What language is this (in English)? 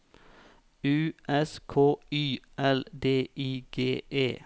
Norwegian